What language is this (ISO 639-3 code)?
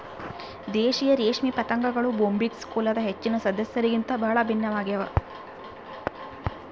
kan